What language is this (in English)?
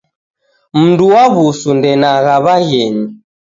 Taita